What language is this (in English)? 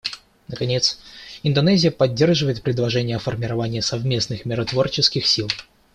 Russian